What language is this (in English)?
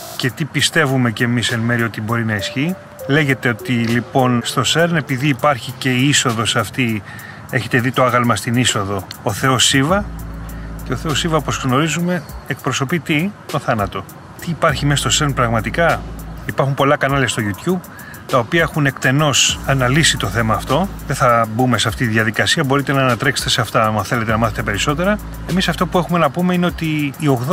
Greek